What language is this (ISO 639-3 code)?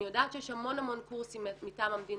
heb